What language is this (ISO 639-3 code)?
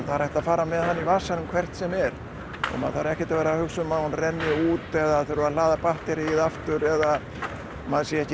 isl